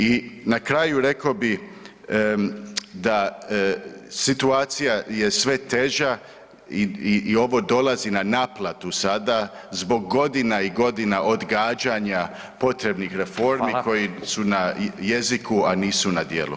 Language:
Croatian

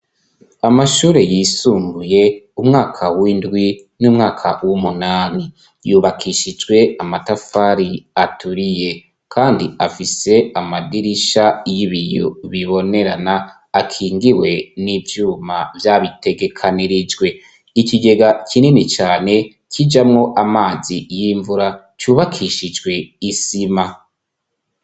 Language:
Rundi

